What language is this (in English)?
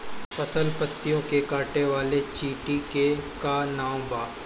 Bhojpuri